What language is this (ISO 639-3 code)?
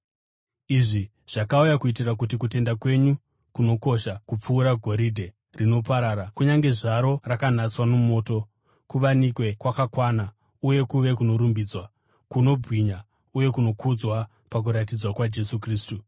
sna